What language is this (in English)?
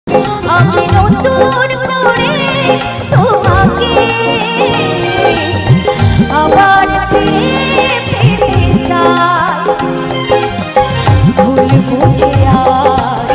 Indonesian